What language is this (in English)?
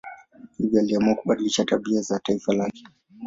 Swahili